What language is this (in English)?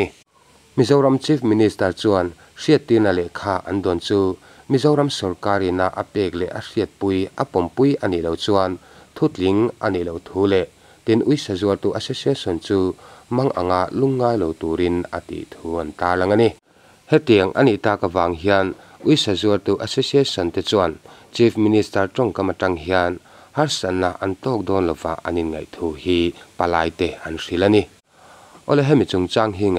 Thai